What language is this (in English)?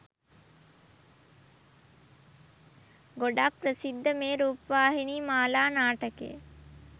Sinhala